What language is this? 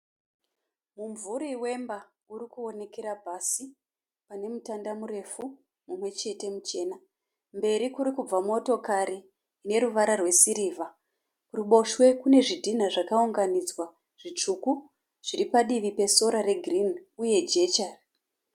Shona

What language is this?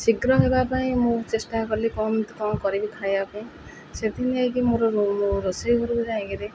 Odia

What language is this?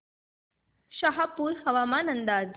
Marathi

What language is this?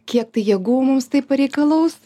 Lithuanian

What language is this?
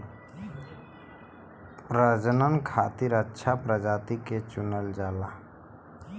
Bhojpuri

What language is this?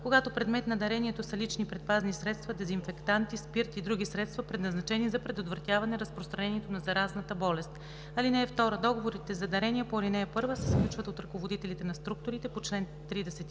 Bulgarian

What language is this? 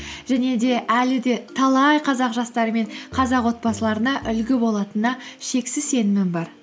Kazakh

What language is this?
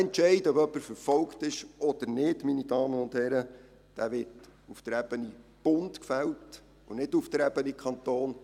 Swiss German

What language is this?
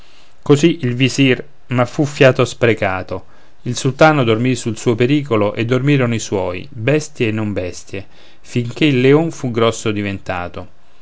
Italian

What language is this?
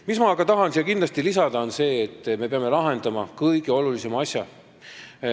Estonian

